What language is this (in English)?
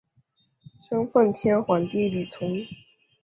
Chinese